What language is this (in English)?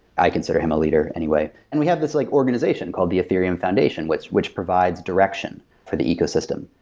English